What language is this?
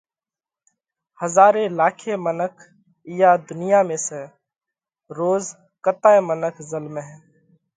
Parkari Koli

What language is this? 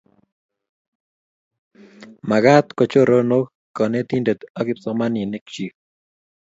Kalenjin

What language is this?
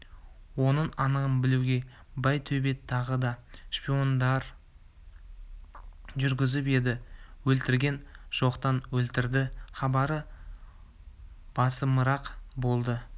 Kazakh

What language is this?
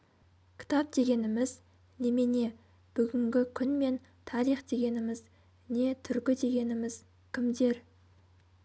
Kazakh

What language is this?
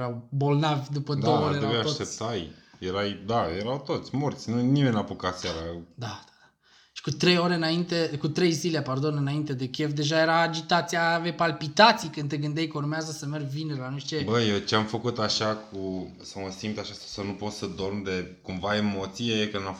Romanian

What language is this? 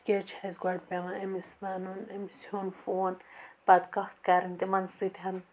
Kashmiri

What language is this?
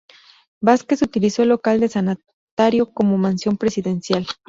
Spanish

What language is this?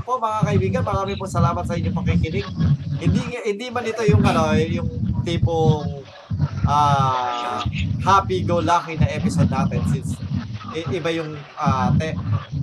Filipino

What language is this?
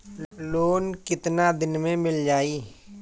Bhojpuri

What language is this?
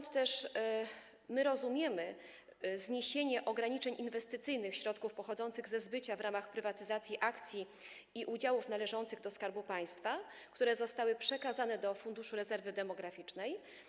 Polish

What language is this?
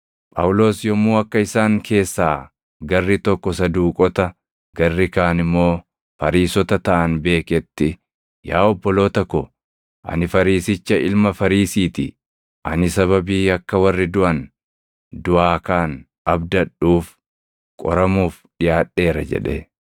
Oromo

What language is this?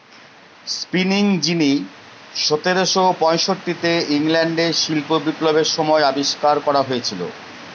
Bangla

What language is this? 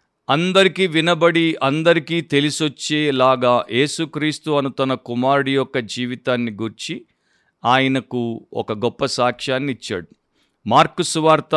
Telugu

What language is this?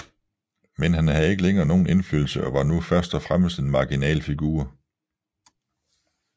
Danish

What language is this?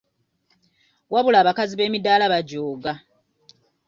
Ganda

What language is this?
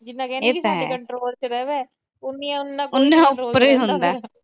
Punjabi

